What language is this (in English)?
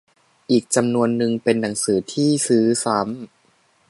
Thai